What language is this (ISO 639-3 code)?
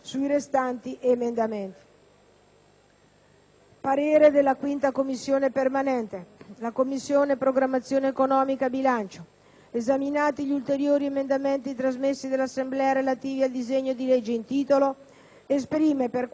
ita